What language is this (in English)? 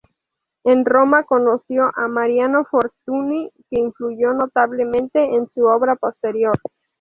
Spanish